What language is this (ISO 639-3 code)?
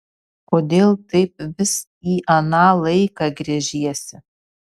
lit